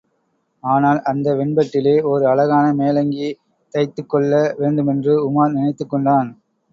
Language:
Tamil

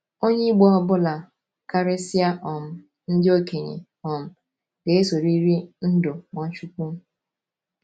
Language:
Igbo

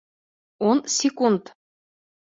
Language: Bashkir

